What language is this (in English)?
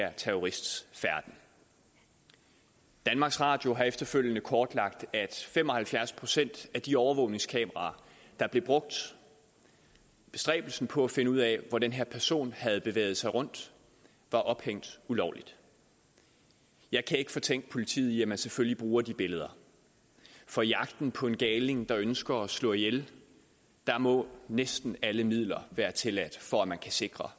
Danish